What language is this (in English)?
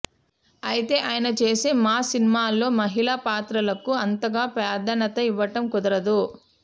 Telugu